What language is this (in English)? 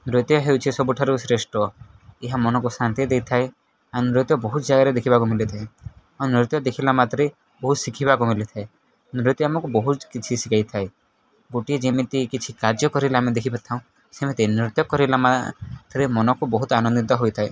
Odia